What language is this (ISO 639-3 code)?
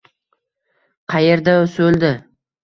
uzb